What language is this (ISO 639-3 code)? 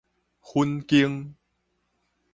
nan